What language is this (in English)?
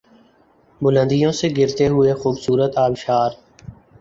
Urdu